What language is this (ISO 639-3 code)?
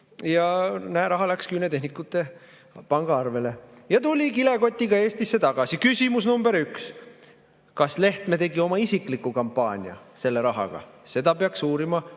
est